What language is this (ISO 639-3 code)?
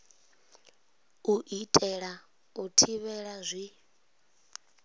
ven